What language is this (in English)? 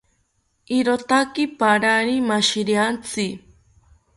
South Ucayali Ashéninka